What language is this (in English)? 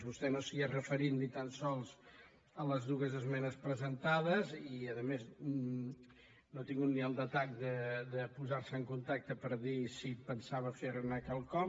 Catalan